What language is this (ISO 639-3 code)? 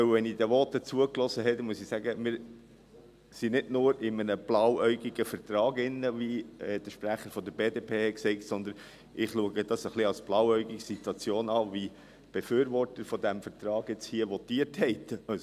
gsw